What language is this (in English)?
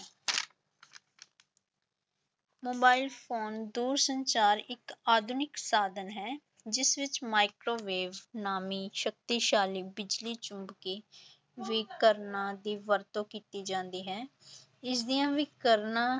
Punjabi